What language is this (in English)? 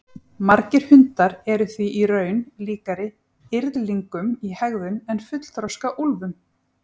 Icelandic